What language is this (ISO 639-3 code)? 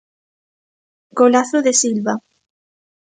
glg